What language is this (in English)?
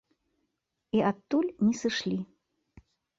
Belarusian